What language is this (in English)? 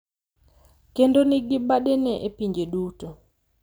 Luo (Kenya and Tanzania)